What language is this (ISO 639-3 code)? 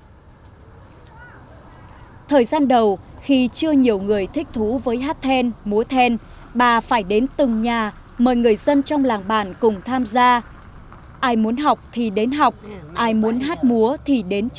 vie